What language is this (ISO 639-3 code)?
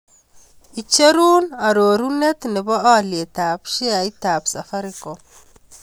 kln